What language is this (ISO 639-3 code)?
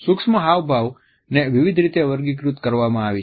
guj